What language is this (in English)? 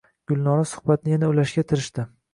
Uzbek